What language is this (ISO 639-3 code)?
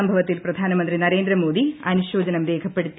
mal